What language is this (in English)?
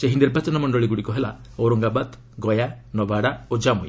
Odia